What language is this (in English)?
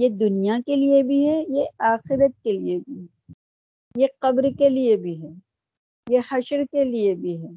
Urdu